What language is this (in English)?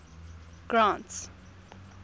English